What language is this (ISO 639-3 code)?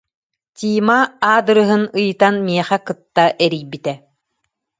sah